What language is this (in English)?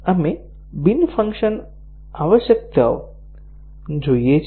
Gujarati